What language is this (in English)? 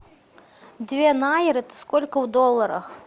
Russian